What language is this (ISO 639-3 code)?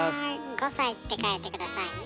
jpn